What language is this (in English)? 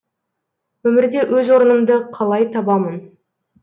Kazakh